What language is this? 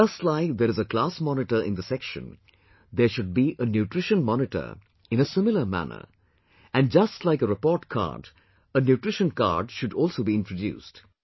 English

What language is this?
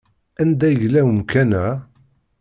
Kabyle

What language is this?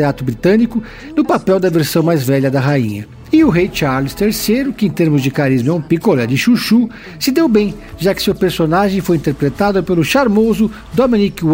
Portuguese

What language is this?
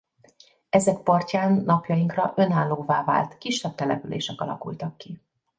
Hungarian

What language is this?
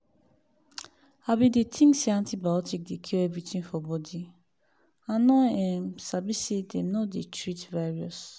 Nigerian Pidgin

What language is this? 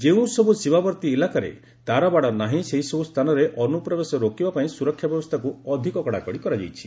Odia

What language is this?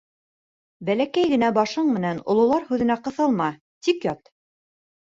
Bashkir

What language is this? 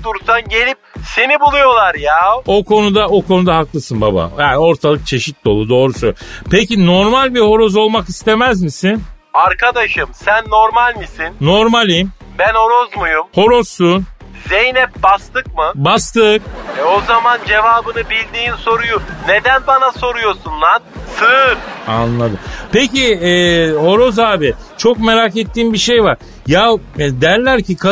Turkish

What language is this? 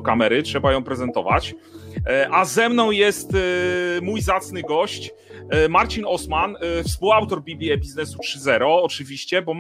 Polish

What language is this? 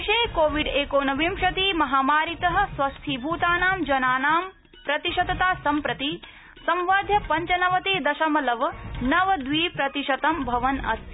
Sanskrit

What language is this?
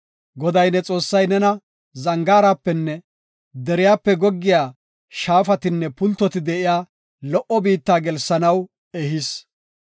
Gofa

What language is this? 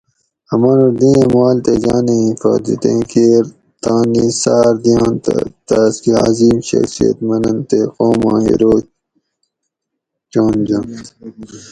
Gawri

